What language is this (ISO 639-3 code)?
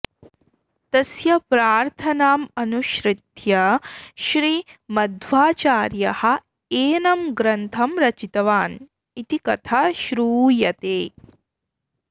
san